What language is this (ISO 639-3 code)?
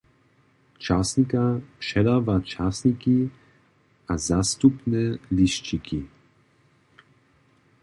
hsb